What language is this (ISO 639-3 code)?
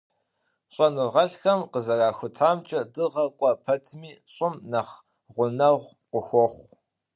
kbd